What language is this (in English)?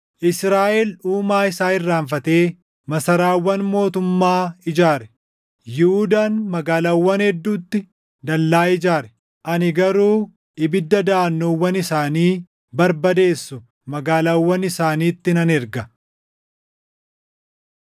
Oromo